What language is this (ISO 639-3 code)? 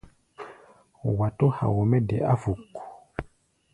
gba